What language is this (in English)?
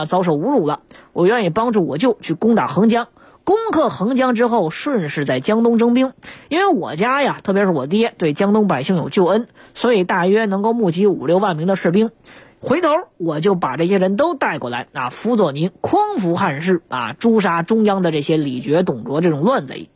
Chinese